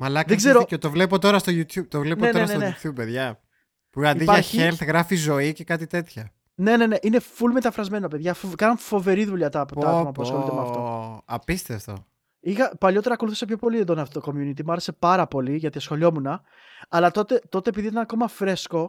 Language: Greek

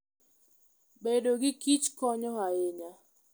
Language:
Luo (Kenya and Tanzania)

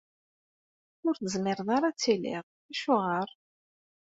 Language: Kabyle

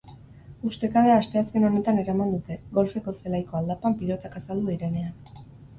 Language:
Basque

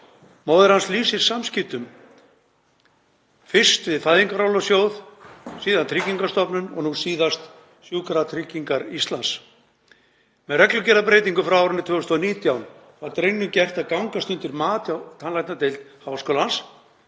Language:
Icelandic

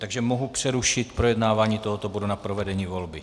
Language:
Czech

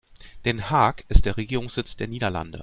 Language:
German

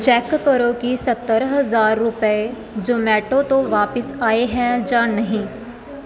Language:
Punjabi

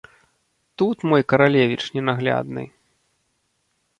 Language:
Belarusian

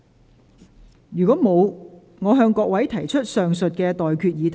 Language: Cantonese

